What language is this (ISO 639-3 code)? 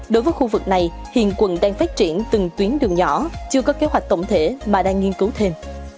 vie